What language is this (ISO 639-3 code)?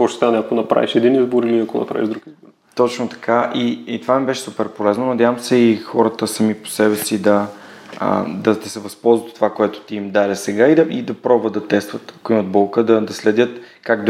bul